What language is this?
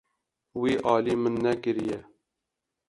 Kurdish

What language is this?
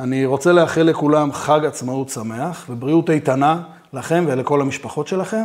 Hebrew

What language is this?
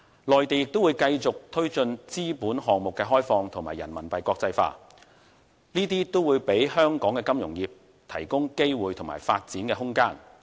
Cantonese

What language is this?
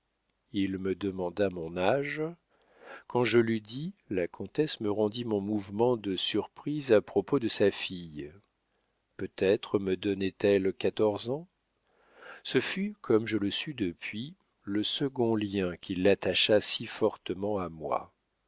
French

